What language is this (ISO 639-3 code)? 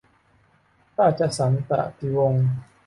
tha